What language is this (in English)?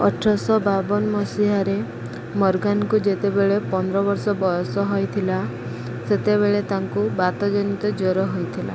Odia